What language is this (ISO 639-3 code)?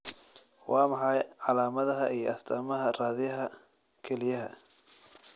som